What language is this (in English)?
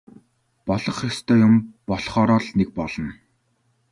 Mongolian